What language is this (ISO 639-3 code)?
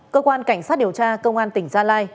vie